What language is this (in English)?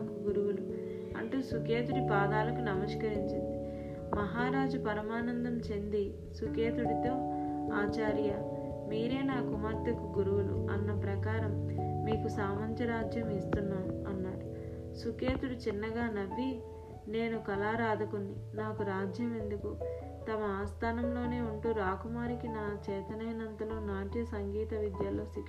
Telugu